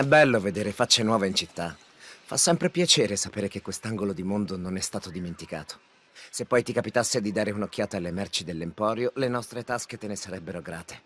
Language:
Italian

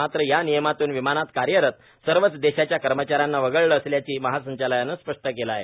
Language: Marathi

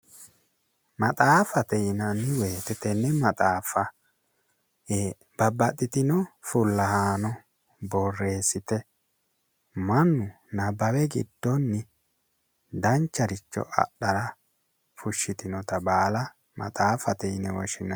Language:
Sidamo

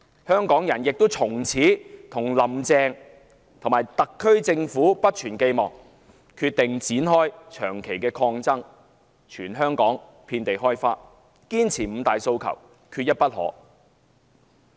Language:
Cantonese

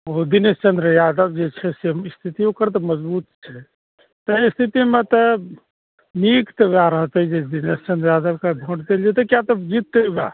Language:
Maithili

